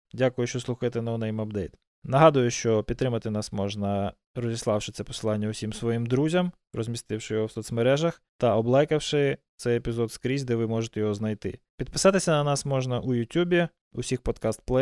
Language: Ukrainian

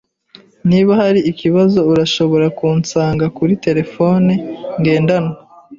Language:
Kinyarwanda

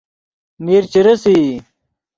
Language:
Yidgha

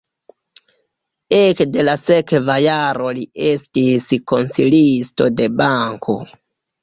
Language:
Esperanto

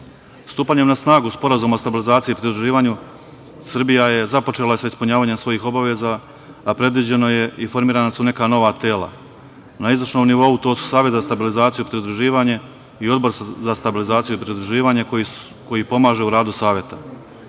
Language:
Serbian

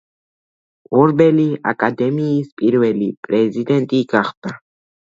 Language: Georgian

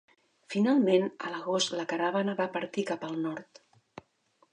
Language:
Catalan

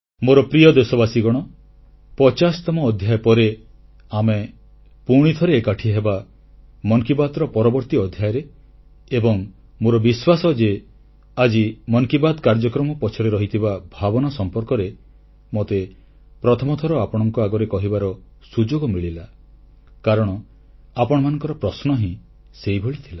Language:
Odia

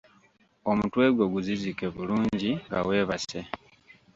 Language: Ganda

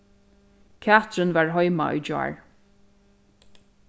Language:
Faroese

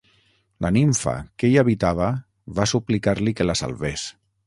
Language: Catalan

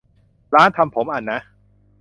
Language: Thai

